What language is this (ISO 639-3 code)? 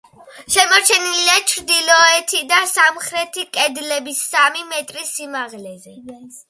kat